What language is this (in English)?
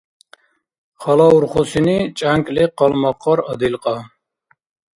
Dargwa